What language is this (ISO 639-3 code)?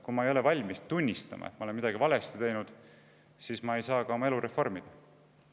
est